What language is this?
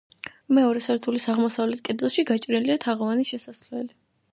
Georgian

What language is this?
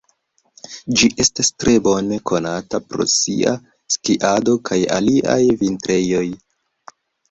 Esperanto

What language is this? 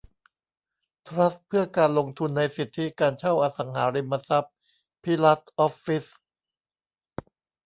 Thai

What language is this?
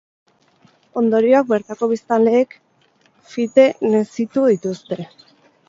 Basque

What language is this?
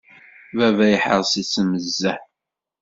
Kabyle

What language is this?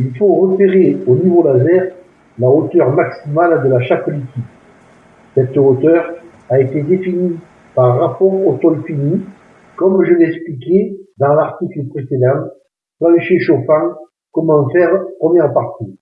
French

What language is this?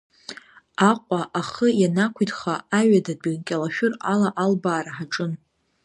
Abkhazian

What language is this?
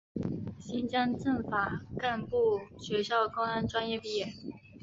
Chinese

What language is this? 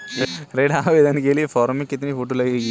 Hindi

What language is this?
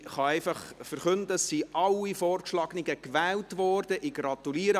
Swiss German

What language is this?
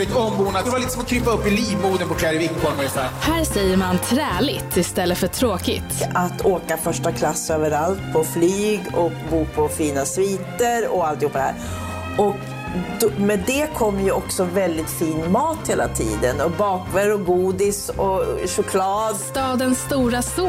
Swedish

